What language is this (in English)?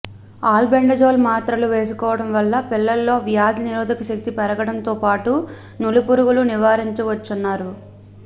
Telugu